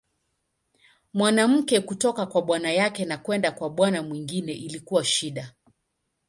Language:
Swahili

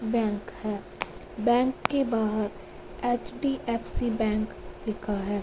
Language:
Hindi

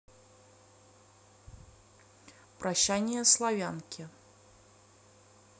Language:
Russian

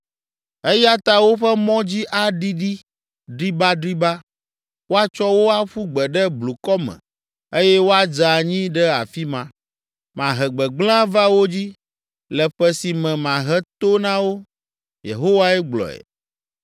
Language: Ewe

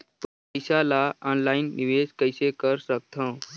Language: Chhattisgarhi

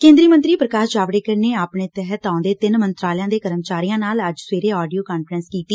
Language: Punjabi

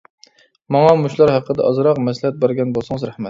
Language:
Uyghur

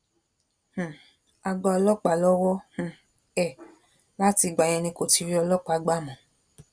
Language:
Yoruba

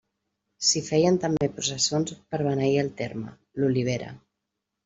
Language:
Catalan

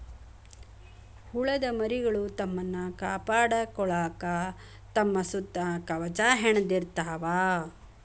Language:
Kannada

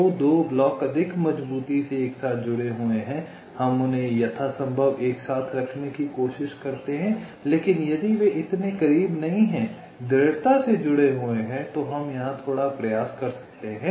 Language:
Hindi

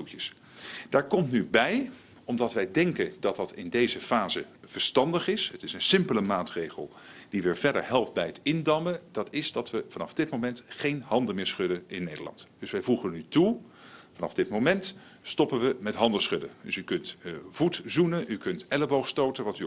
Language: Dutch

